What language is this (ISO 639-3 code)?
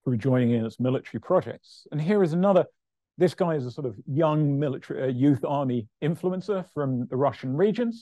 eng